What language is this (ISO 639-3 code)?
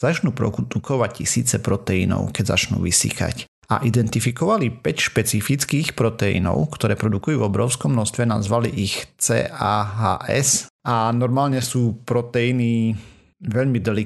slk